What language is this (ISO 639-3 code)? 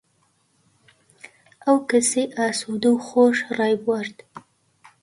ckb